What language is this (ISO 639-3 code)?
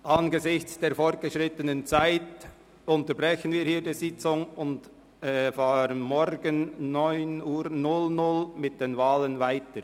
gsw